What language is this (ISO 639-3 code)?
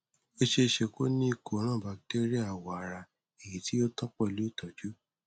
yor